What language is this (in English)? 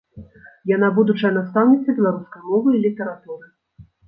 Belarusian